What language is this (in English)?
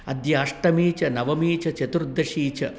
Sanskrit